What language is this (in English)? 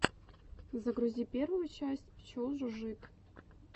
Russian